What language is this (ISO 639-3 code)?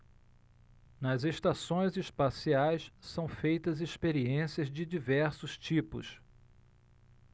por